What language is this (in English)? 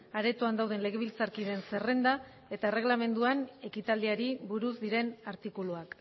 Basque